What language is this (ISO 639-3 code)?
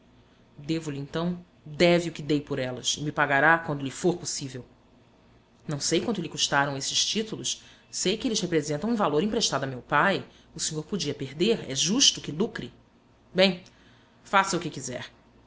por